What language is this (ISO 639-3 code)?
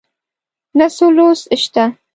pus